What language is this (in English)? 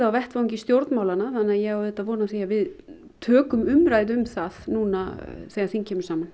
Icelandic